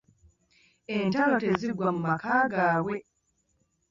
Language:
Ganda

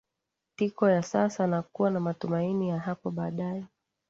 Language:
Swahili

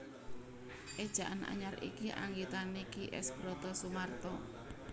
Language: Javanese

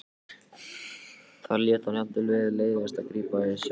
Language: Icelandic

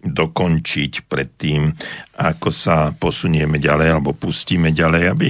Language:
Slovak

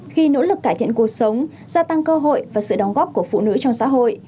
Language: Vietnamese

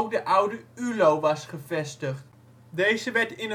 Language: Dutch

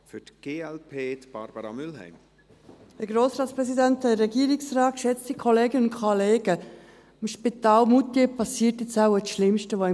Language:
Swiss German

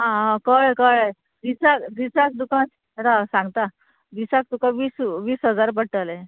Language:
Konkani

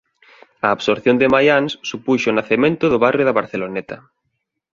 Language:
Galician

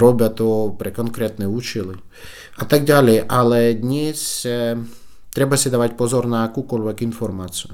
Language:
Slovak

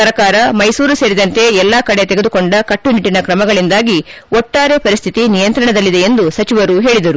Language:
Kannada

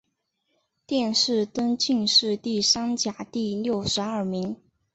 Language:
Chinese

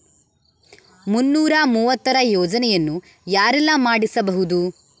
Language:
Kannada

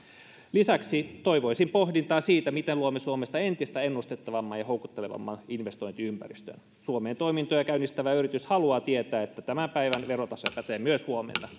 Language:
Finnish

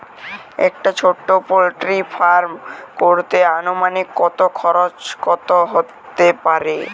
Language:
Bangla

